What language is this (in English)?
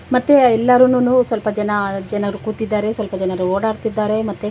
Kannada